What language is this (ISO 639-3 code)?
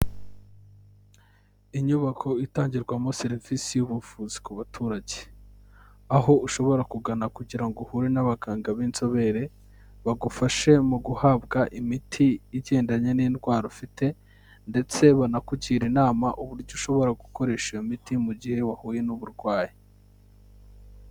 kin